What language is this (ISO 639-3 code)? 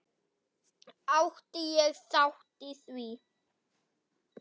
isl